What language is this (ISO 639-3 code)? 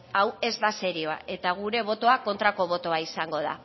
eus